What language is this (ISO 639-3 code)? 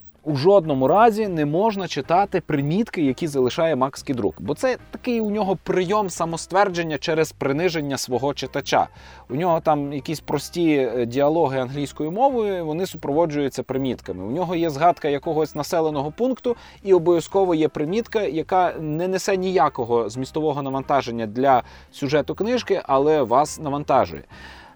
ukr